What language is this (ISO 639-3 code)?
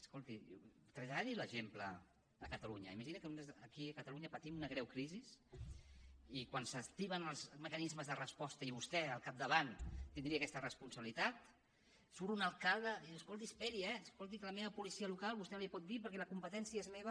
cat